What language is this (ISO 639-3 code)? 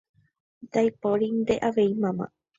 grn